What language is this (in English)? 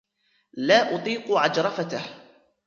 Arabic